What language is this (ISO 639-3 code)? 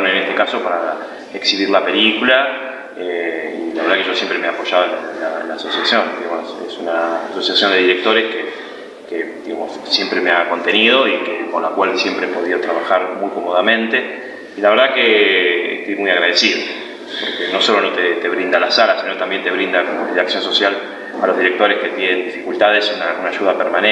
spa